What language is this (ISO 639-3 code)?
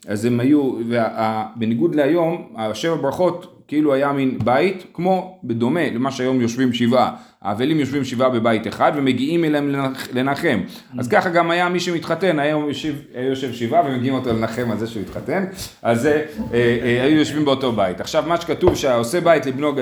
heb